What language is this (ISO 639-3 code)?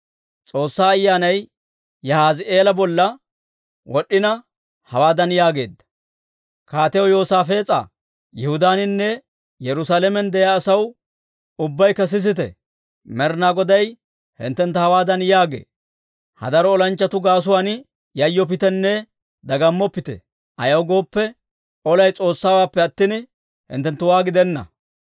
dwr